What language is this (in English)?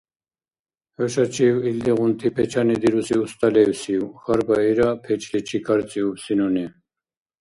Dargwa